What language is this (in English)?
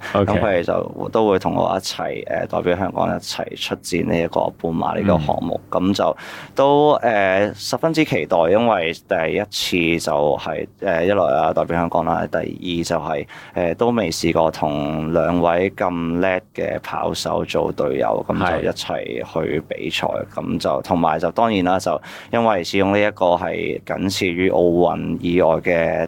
Chinese